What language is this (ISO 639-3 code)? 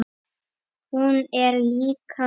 isl